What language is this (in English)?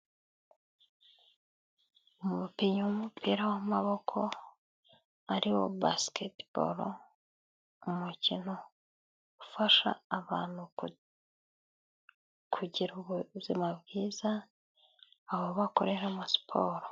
Kinyarwanda